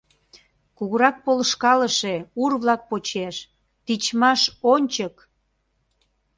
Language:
Mari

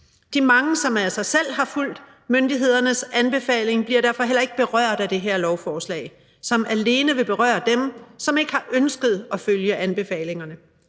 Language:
Danish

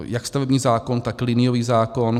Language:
Czech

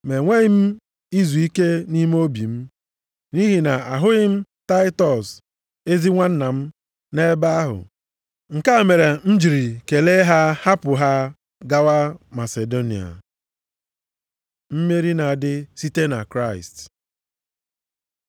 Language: Igbo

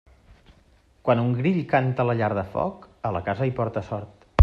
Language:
Catalan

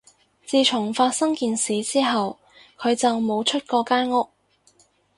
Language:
Cantonese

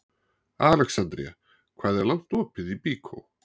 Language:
Icelandic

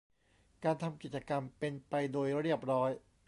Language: Thai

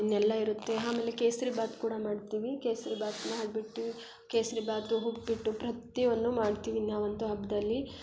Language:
Kannada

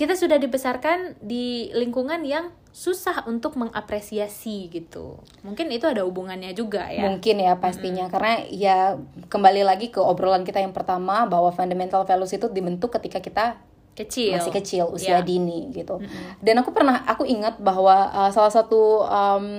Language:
Indonesian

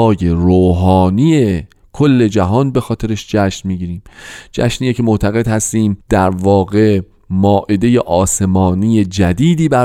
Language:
Persian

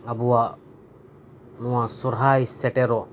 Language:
Santali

